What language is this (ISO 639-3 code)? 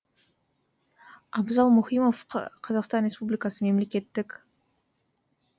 kaz